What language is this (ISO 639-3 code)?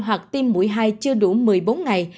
vie